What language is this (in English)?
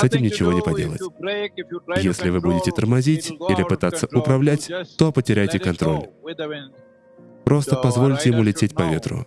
Russian